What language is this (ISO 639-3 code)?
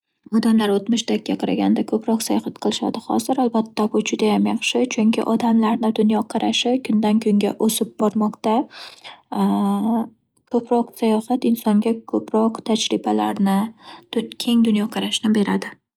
uzb